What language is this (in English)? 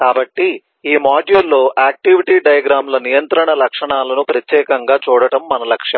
Telugu